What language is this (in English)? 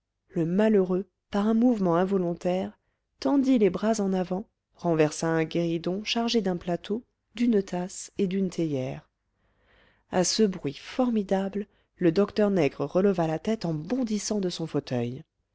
French